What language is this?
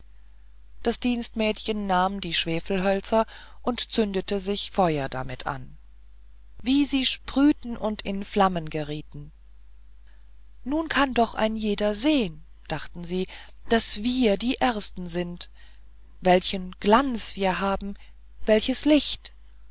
German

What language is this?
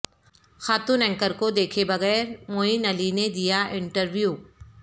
Urdu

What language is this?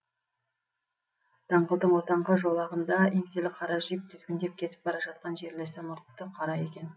Kazakh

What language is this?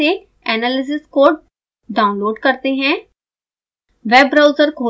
Hindi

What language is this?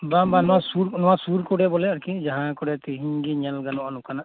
Santali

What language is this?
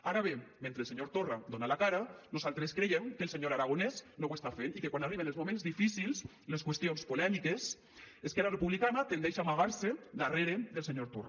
Catalan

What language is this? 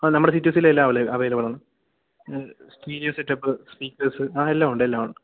Malayalam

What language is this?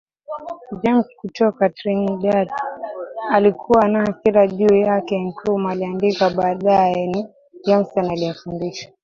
Swahili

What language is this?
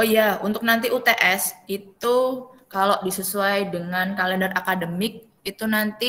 Indonesian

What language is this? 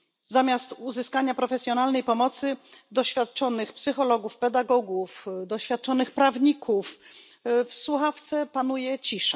Polish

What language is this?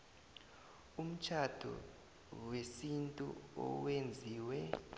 South Ndebele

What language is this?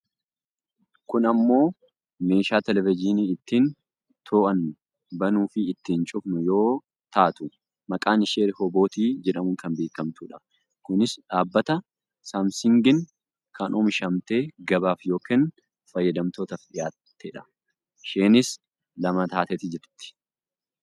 Oromo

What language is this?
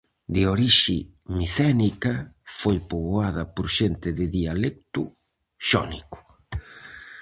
Galician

